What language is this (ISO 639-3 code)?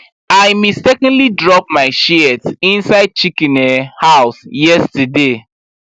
pcm